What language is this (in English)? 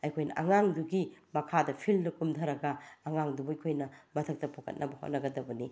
Manipuri